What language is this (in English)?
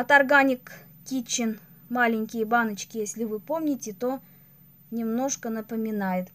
Russian